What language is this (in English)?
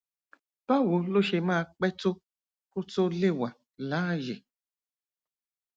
Yoruba